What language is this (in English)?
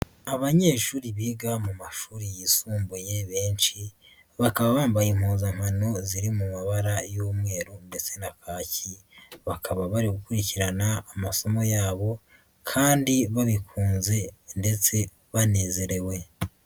Kinyarwanda